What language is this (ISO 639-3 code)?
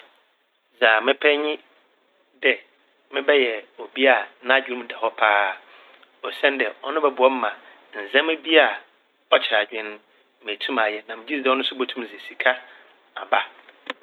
aka